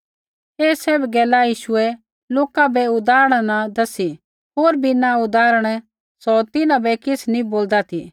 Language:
Kullu Pahari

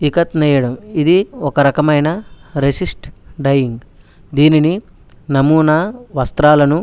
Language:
Telugu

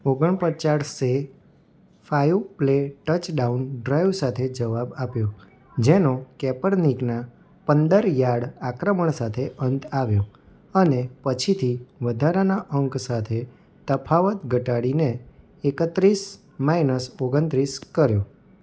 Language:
Gujarati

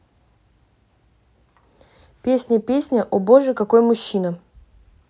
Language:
Russian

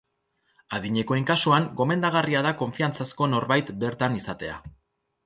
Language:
Basque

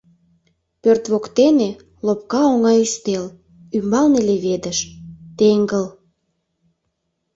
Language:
Mari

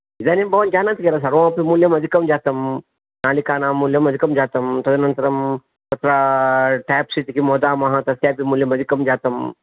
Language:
Sanskrit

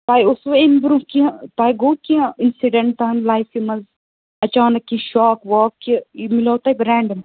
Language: Kashmiri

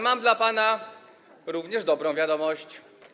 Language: Polish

